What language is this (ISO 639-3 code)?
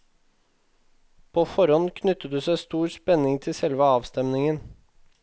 nor